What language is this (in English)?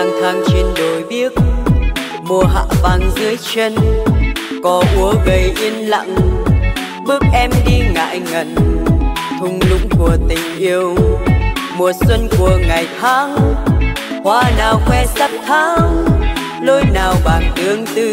Vietnamese